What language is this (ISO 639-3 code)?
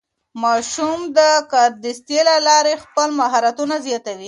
pus